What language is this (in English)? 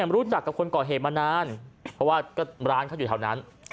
Thai